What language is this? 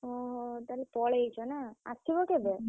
Odia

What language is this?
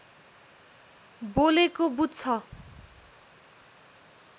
Nepali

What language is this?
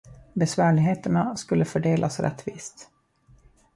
Swedish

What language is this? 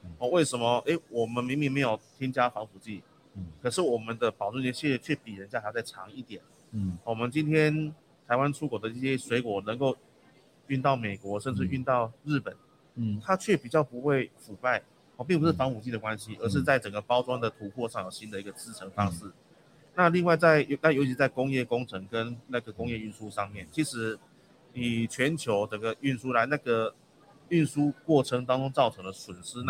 Chinese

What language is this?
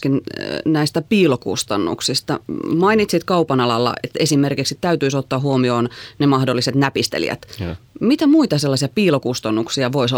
Finnish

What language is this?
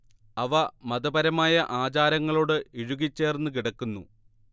Malayalam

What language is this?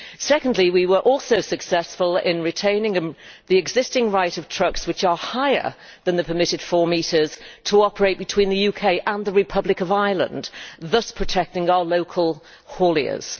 English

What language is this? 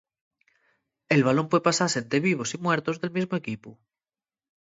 Asturian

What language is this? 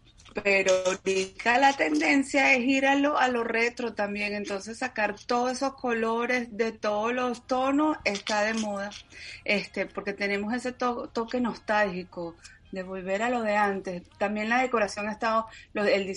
Spanish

